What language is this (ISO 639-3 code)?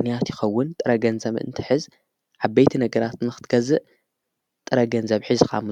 tir